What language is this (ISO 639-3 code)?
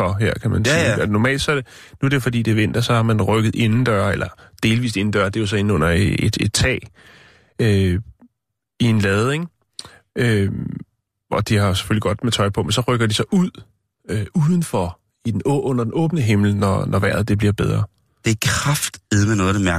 dan